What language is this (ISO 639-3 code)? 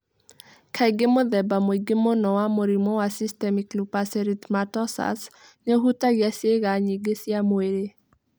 kik